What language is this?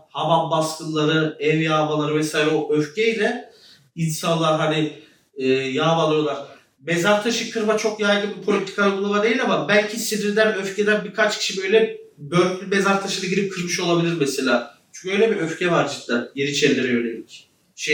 Turkish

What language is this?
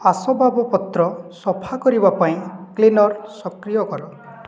Odia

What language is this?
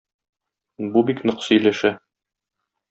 Tatar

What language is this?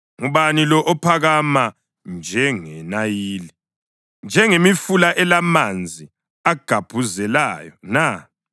North Ndebele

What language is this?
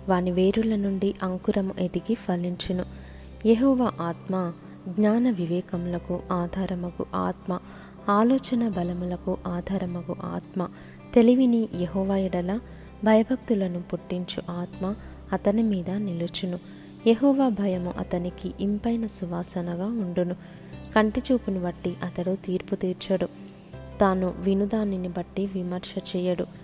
Telugu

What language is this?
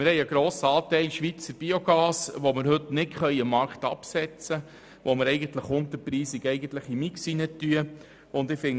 Swiss German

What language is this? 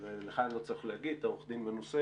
Hebrew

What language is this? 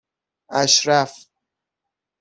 Persian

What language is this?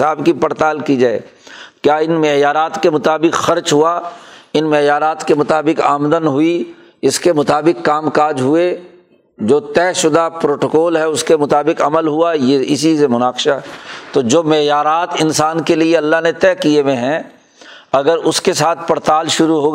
Urdu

